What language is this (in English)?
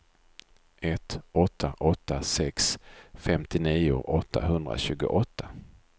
Swedish